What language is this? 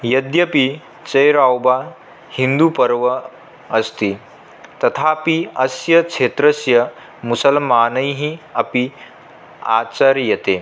Sanskrit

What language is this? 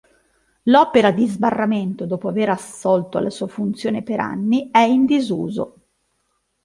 Italian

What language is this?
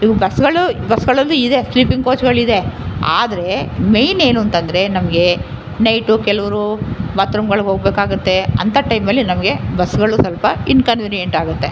Kannada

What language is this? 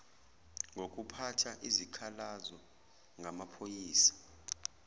Zulu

